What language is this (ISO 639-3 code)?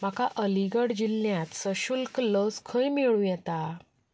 kok